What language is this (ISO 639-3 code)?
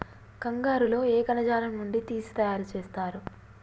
tel